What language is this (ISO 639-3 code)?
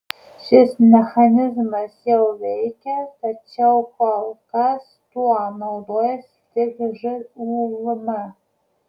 lit